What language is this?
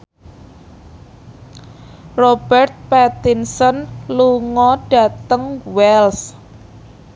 Javanese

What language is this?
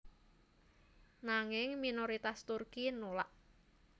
Javanese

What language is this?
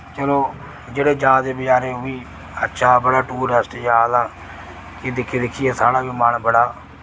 Dogri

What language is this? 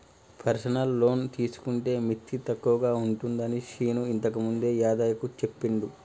Telugu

